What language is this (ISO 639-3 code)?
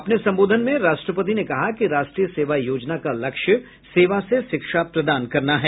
hin